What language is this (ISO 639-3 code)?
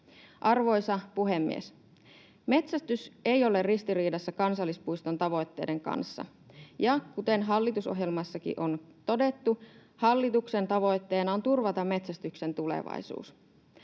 fin